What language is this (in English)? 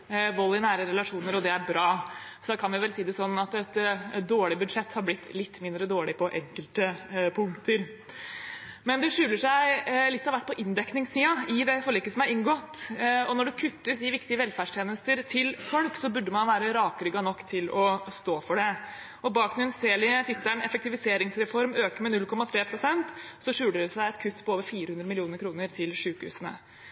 Norwegian Bokmål